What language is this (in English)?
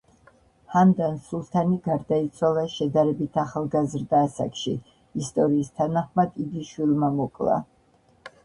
Georgian